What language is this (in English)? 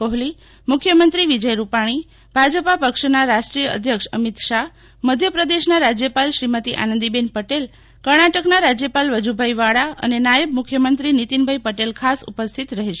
Gujarati